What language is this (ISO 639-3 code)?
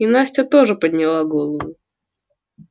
rus